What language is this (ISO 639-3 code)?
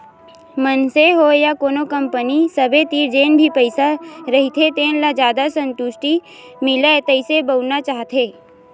hne